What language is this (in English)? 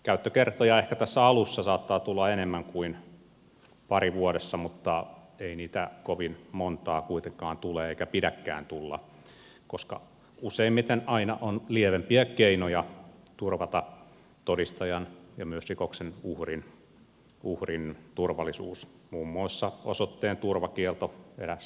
Finnish